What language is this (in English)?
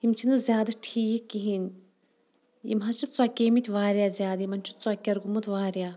Kashmiri